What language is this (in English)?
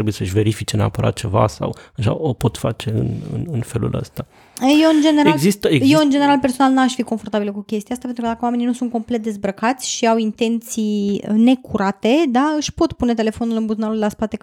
Romanian